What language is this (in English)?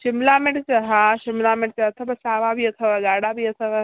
Sindhi